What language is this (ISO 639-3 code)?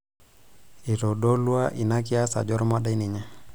mas